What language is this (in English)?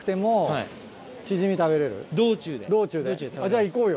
Japanese